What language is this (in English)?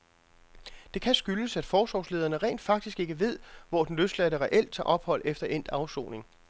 Danish